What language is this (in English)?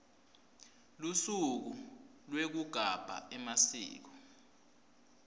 Swati